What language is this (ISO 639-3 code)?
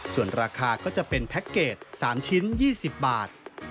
tha